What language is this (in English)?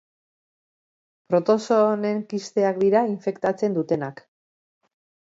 Basque